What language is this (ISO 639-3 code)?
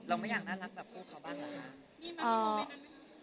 tha